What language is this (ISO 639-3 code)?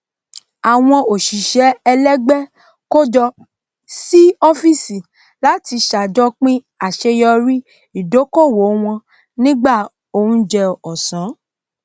yor